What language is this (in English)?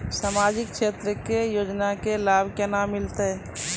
Maithili